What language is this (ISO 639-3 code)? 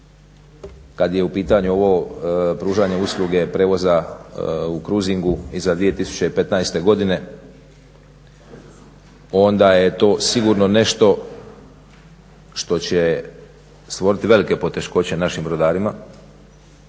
hrv